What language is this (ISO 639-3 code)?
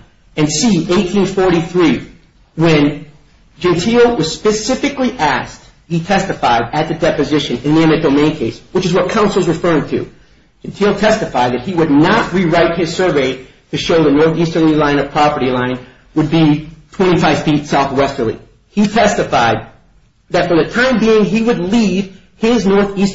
eng